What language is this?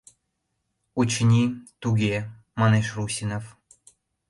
Mari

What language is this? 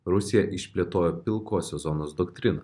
Lithuanian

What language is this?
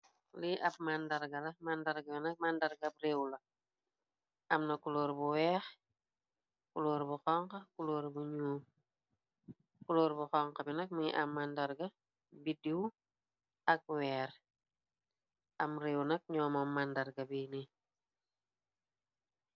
Wolof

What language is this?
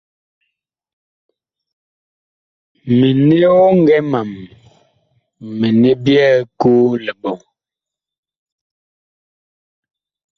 Bakoko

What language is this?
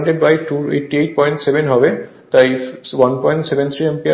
Bangla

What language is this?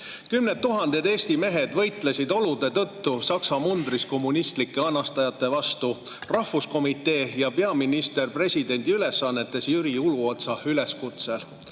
Estonian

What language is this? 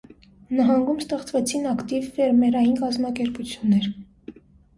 Armenian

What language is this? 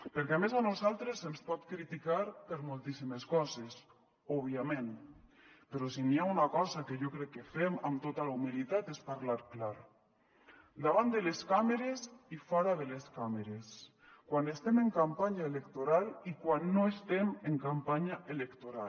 Catalan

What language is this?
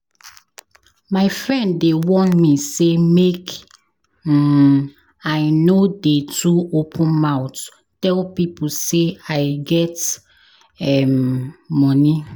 Nigerian Pidgin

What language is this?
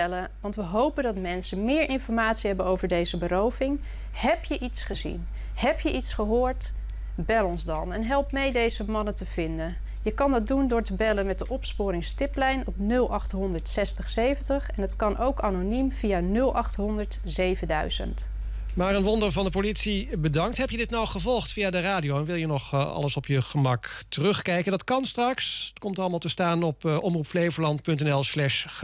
Dutch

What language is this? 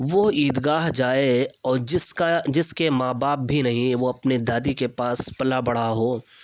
Urdu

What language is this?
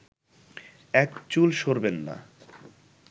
Bangla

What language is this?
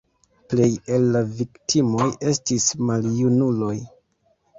Esperanto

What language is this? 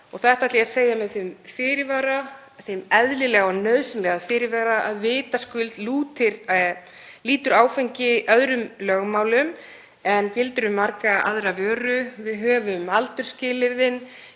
Icelandic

